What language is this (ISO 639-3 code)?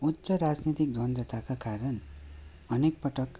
nep